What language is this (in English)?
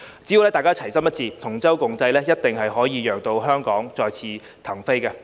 Cantonese